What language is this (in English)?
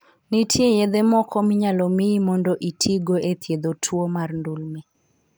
Luo (Kenya and Tanzania)